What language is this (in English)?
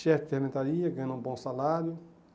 Portuguese